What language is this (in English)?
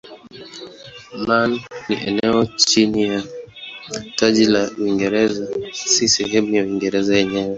Swahili